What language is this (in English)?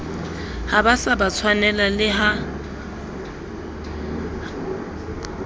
Southern Sotho